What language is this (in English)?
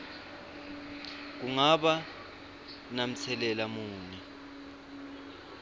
Swati